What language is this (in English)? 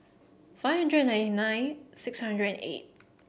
English